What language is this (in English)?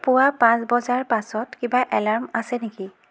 Assamese